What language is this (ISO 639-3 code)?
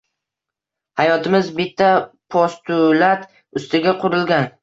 uzb